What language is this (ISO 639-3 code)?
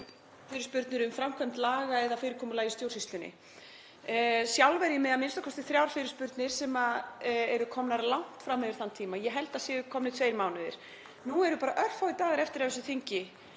isl